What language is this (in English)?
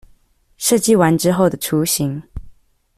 Chinese